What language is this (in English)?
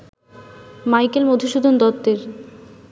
Bangla